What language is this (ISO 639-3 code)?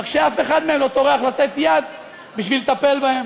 heb